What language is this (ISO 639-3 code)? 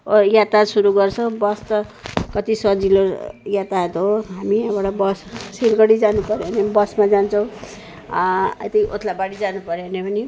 nep